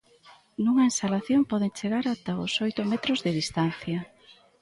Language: Galician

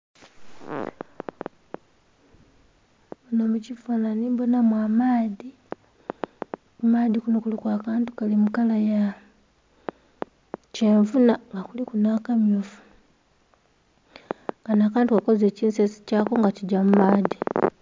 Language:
Soga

